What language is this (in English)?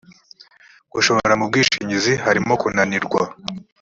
Kinyarwanda